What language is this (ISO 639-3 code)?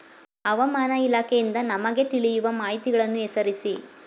kan